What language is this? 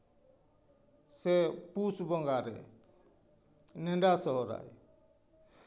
Santali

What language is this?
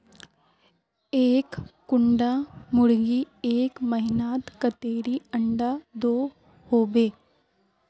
Magahi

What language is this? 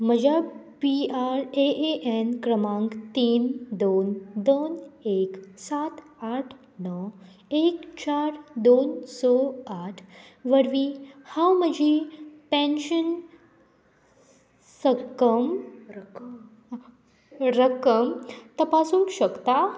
Konkani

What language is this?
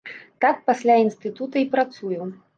Belarusian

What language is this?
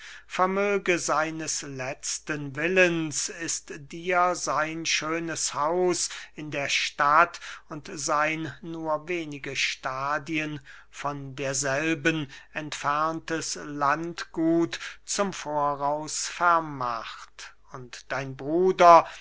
German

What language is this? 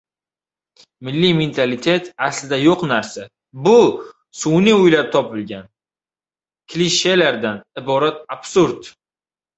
Uzbek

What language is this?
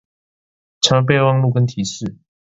Chinese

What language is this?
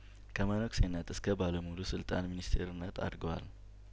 Amharic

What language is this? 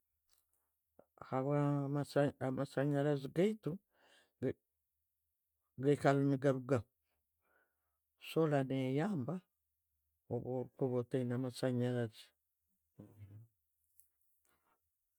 Tooro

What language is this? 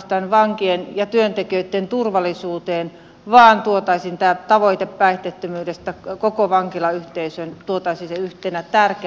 Finnish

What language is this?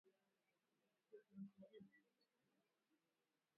Swahili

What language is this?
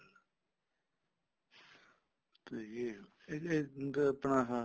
Punjabi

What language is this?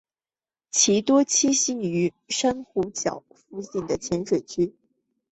Chinese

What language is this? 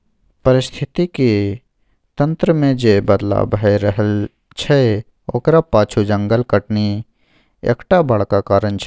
Maithili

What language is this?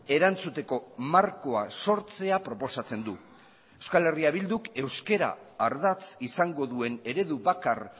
Basque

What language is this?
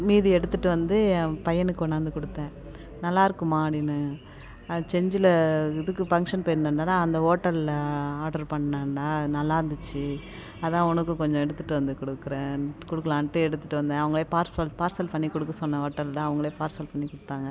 Tamil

